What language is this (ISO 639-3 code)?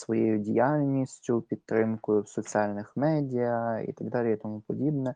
ukr